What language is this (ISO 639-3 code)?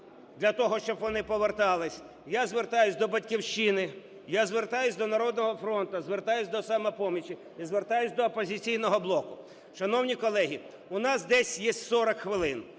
ukr